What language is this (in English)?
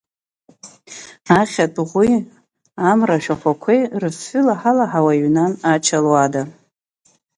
Abkhazian